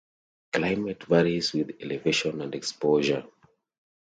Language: English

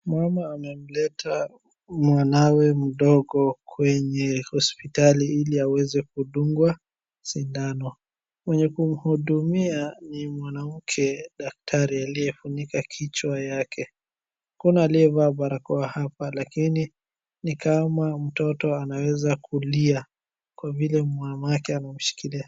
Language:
Swahili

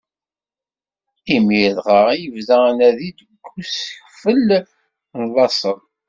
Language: Kabyle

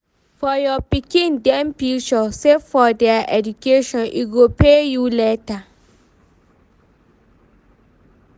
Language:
Nigerian Pidgin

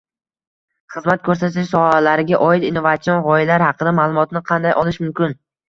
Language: Uzbek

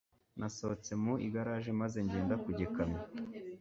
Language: Kinyarwanda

